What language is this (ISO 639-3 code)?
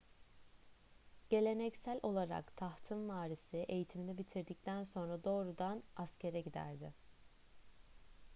tur